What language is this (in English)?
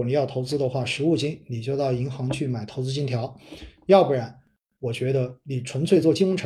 Chinese